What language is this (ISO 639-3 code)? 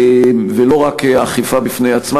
heb